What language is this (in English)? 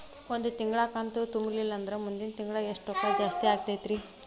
Kannada